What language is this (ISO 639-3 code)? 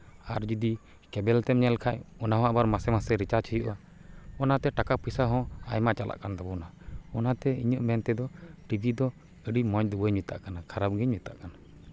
sat